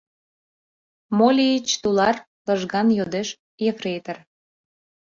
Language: Mari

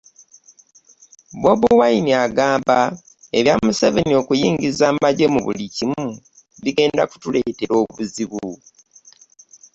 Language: Ganda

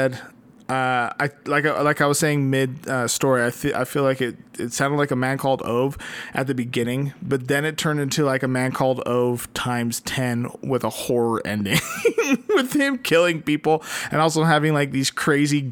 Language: English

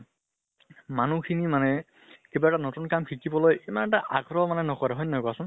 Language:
Assamese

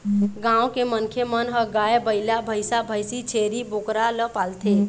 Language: Chhattisgarhi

